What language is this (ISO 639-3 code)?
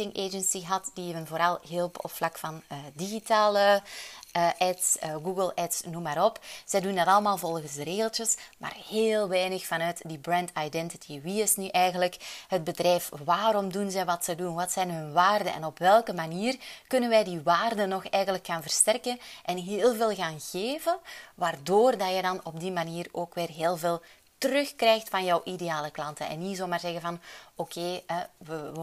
nld